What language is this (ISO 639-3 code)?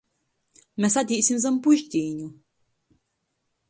ltg